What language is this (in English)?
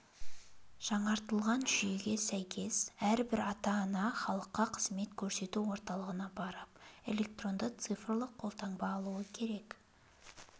Kazakh